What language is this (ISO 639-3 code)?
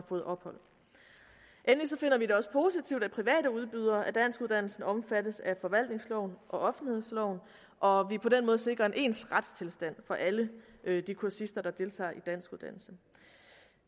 dan